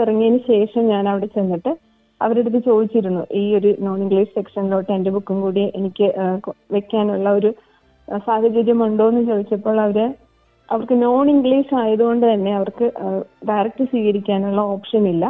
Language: Malayalam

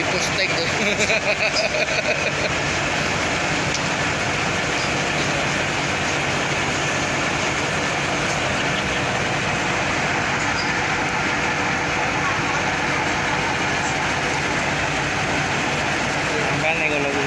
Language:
Indonesian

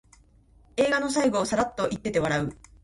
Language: Japanese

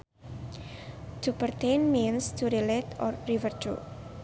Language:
Sundanese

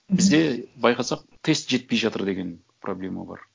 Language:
Kazakh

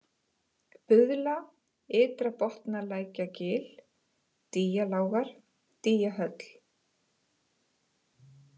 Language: Icelandic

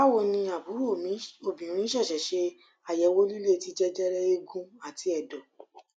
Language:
Yoruba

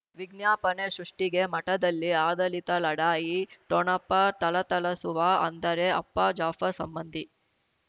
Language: Kannada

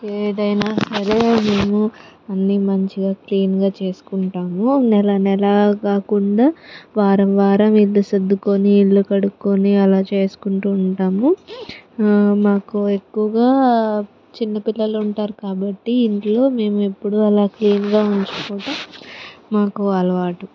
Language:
Telugu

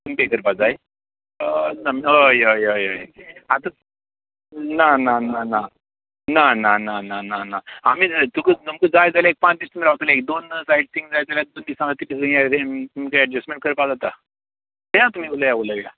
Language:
Konkani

